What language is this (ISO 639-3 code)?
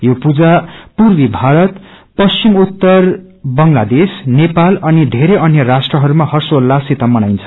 nep